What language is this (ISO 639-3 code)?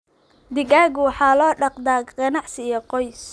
som